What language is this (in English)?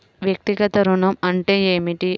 Telugu